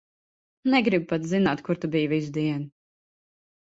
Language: Latvian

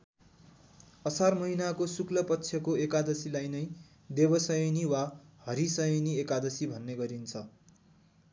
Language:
Nepali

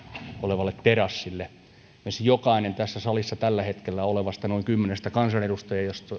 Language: Finnish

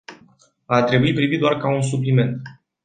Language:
Romanian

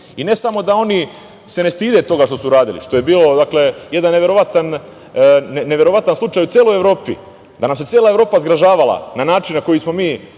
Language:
Serbian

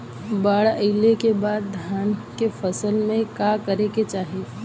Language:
Bhojpuri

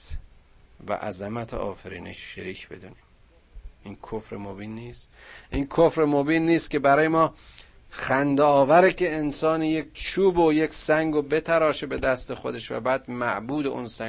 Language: Persian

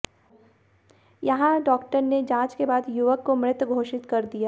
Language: Hindi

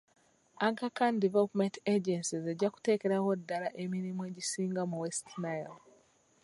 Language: Ganda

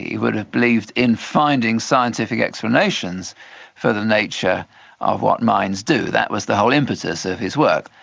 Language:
English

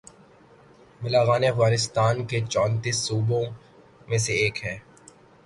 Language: Urdu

